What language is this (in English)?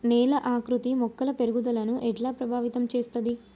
Telugu